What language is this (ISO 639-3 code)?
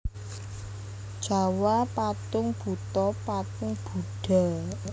jav